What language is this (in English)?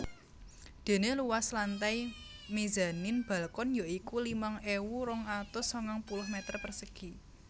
Javanese